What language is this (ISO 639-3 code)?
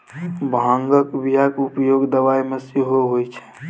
mai